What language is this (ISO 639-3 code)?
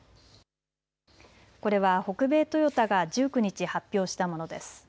jpn